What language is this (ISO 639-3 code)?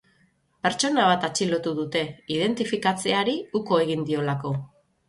eus